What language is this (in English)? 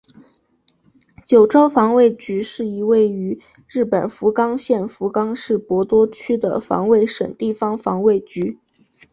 Chinese